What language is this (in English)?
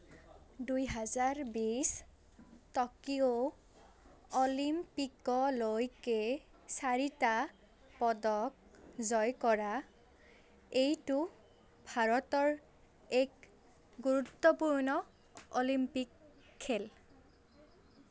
Assamese